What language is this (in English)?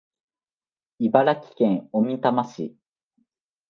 Japanese